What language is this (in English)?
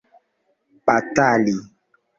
Esperanto